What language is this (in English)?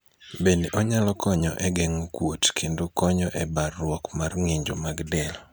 Luo (Kenya and Tanzania)